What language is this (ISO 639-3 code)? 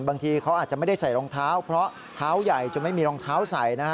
tha